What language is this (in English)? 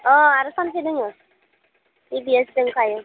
Bodo